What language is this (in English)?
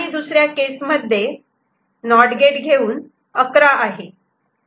Marathi